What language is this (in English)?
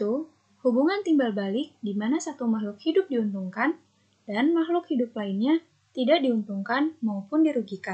Indonesian